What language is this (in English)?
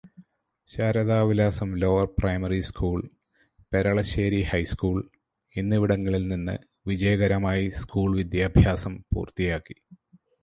Malayalam